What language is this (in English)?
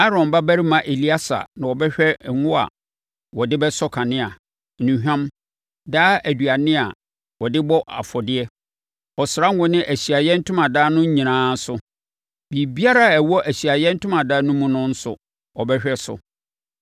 Akan